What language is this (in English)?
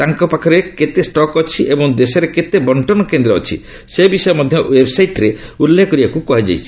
Odia